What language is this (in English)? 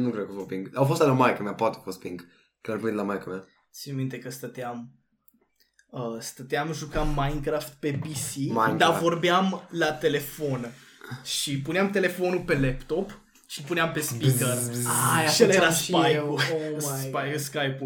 Romanian